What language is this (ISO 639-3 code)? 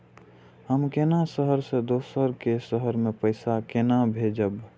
mai